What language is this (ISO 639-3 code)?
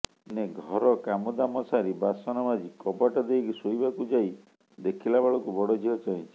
ori